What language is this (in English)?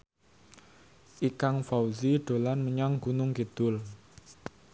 Javanese